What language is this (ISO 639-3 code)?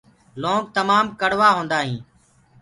ggg